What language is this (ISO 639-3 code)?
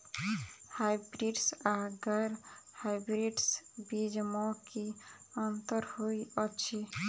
mai